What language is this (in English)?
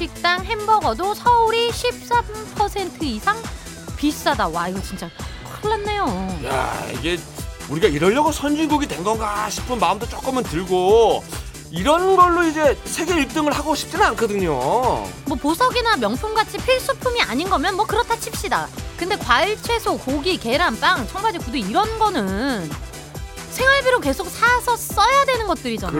Korean